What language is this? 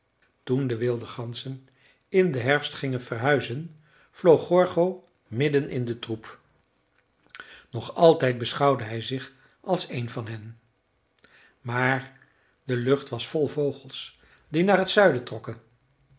Dutch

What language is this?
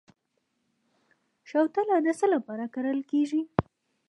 Pashto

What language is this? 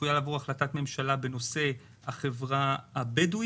Hebrew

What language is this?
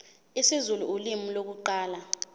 Zulu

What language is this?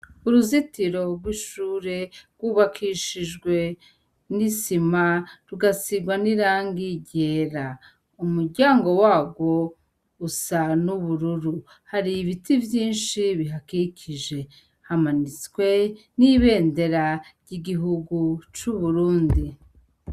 Rundi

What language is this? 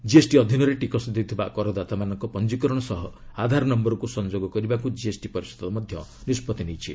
Odia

